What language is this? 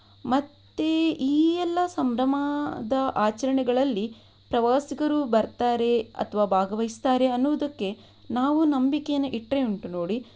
Kannada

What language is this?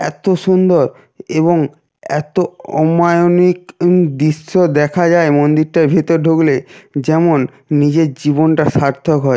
Bangla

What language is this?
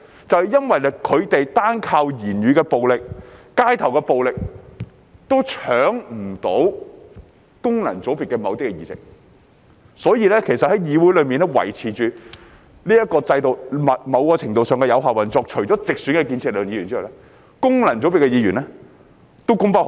Cantonese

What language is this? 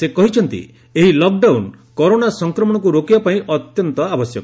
Odia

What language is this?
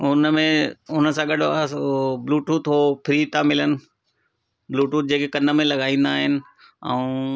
Sindhi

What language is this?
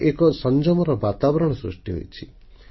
Odia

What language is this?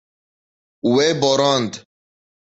Kurdish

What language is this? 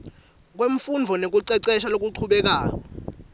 Swati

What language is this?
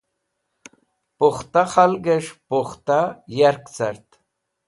Wakhi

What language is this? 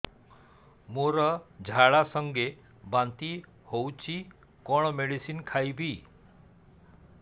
Odia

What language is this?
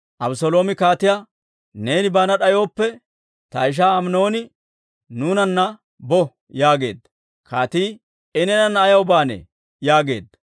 Dawro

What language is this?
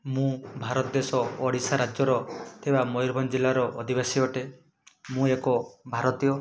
Odia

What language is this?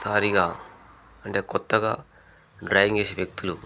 Telugu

